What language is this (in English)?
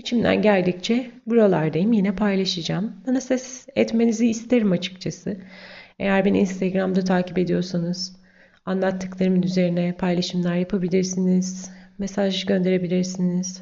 Turkish